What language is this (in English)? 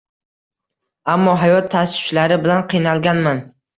Uzbek